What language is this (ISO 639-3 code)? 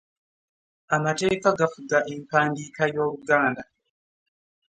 lug